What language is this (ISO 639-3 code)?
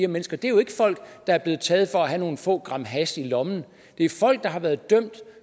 dan